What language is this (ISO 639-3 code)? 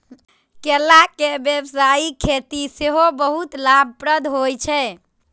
mai